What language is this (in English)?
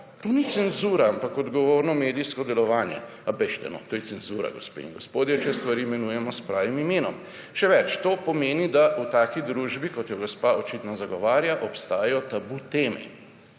Slovenian